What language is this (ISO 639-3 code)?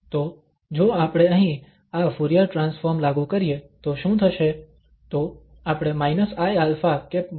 guj